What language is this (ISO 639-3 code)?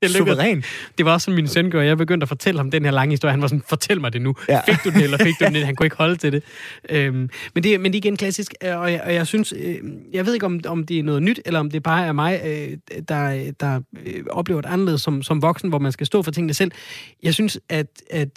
dan